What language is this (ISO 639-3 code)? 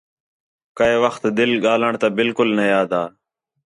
xhe